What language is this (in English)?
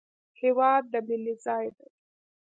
Pashto